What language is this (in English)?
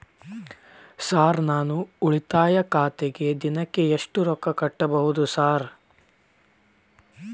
Kannada